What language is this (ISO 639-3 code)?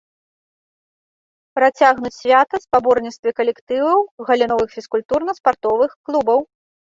bel